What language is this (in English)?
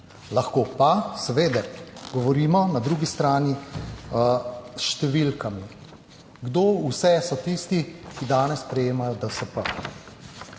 Slovenian